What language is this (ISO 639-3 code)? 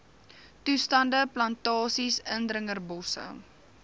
afr